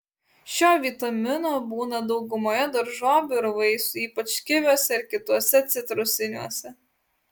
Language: Lithuanian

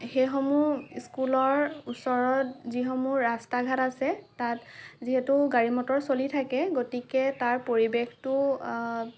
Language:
Assamese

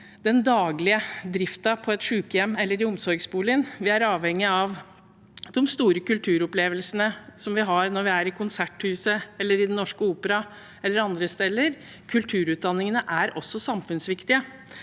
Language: Norwegian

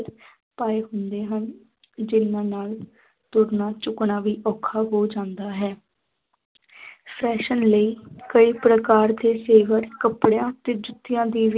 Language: Punjabi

